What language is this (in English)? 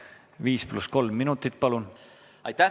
Estonian